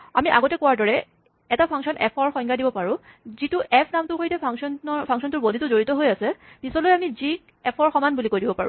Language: Assamese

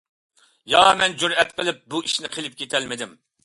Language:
Uyghur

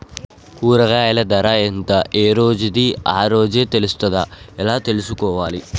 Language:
Telugu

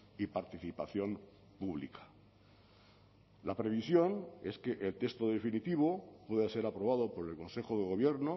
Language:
Spanish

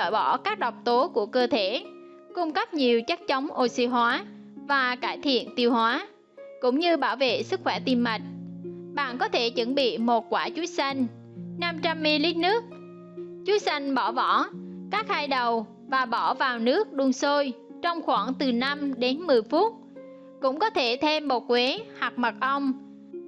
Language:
Vietnamese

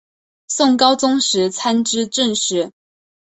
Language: Chinese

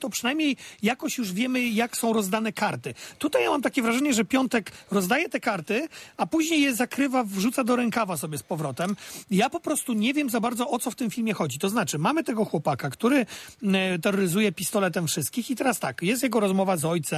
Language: Polish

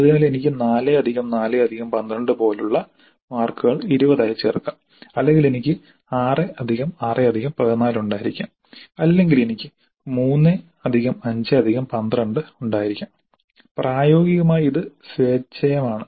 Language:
Malayalam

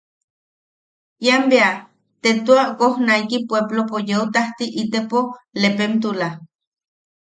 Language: Yaqui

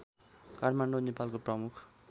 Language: Nepali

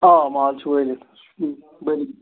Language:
Kashmiri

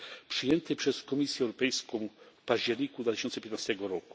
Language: Polish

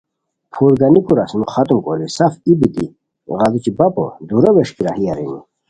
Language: Khowar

